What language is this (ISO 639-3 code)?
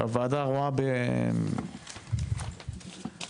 heb